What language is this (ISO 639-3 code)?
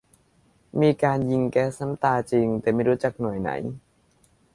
tha